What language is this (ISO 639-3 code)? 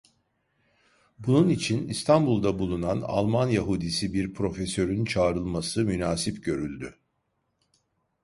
tur